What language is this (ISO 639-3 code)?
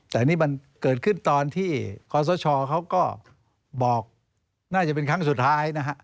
tha